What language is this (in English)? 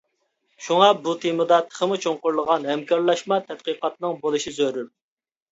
Uyghur